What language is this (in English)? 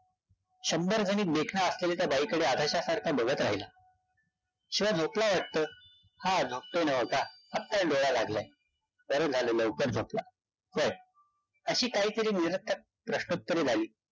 Marathi